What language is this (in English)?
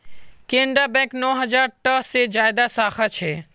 Magahi